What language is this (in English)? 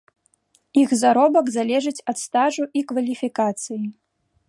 Belarusian